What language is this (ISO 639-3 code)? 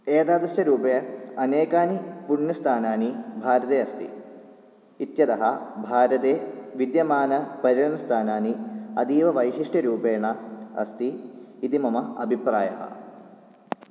san